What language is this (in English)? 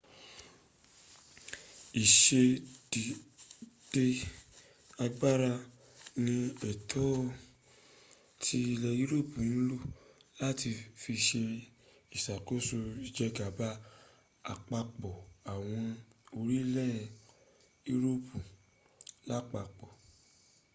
Yoruba